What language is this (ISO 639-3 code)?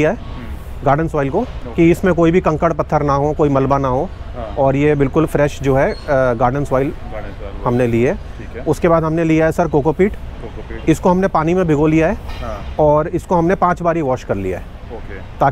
hin